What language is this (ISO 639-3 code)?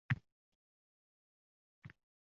uzb